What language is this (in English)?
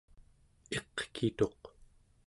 Central Yupik